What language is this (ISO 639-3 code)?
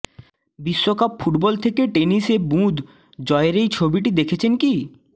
ben